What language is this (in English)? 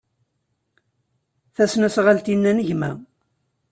Kabyle